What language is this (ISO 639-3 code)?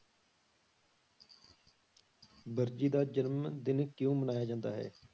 pan